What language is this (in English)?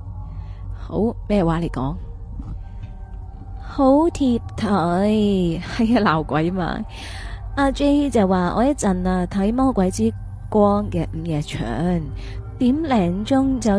Chinese